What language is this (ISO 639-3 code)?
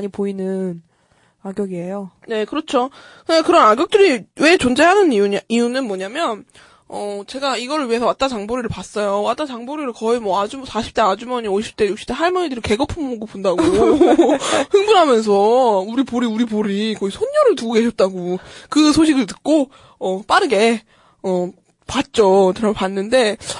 kor